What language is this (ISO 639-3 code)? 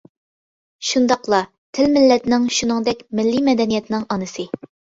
uig